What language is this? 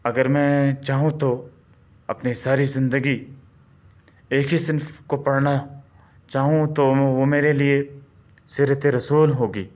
Urdu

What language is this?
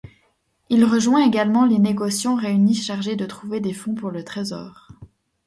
French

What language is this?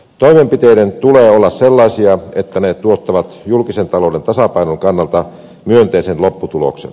Finnish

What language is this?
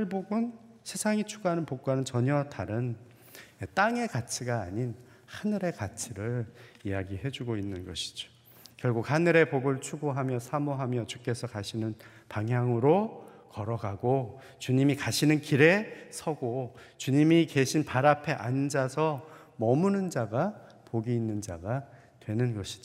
Korean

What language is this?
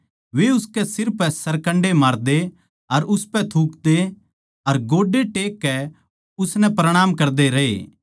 Haryanvi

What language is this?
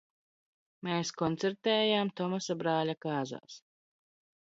Latvian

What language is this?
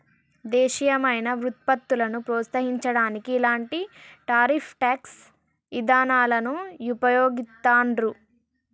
Telugu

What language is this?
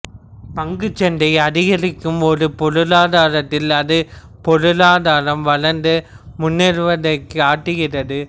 Tamil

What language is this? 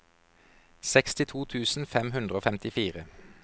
Norwegian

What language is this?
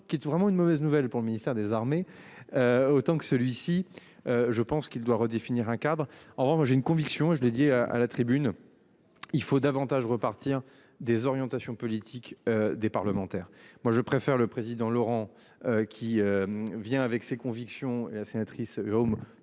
French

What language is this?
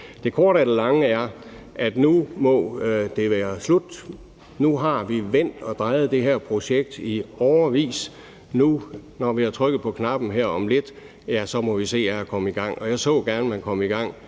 Danish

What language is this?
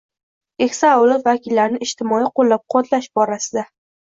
Uzbek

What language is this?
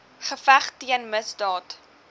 Afrikaans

